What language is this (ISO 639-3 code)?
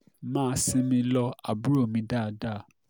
yor